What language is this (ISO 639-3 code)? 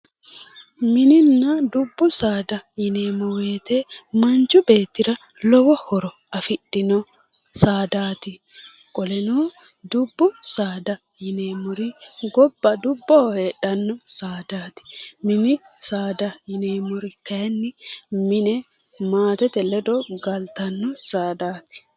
sid